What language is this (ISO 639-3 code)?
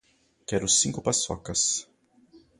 por